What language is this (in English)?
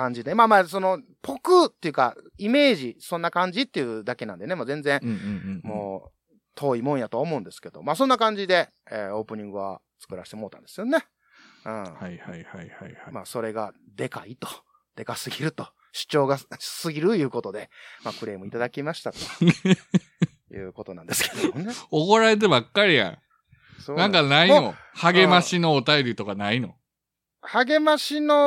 Japanese